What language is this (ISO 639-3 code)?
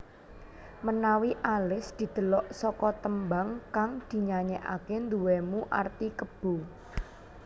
jav